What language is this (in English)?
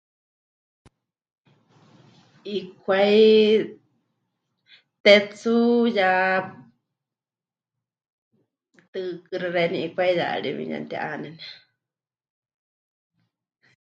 Huichol